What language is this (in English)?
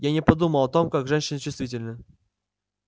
Russian